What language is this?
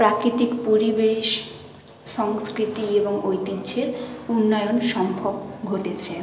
Bangla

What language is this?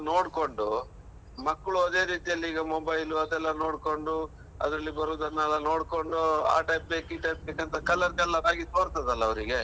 Kannada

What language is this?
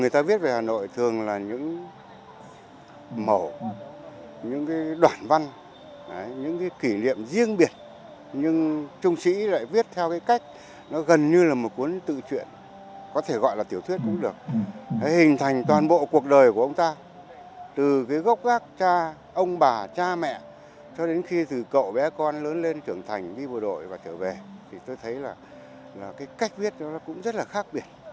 Vietnamese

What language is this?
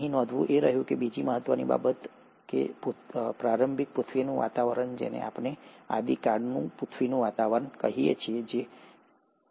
Gujarati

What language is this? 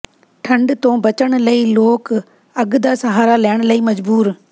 Punjabi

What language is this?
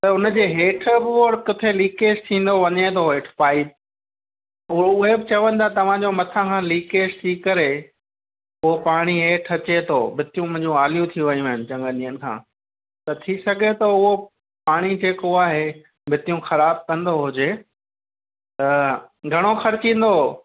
Sindhi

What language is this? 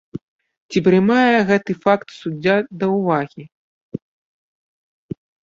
Belarusian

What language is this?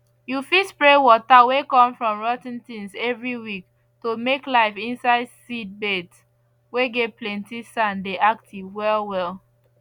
Nigerian Pidgin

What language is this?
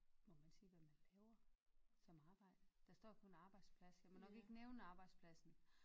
Danish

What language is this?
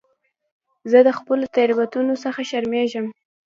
Pashto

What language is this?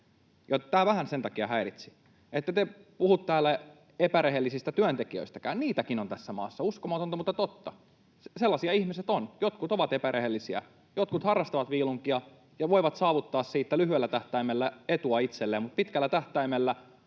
Finnish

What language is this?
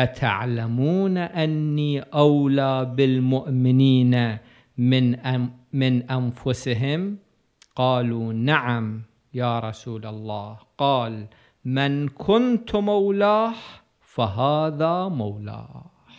Arabic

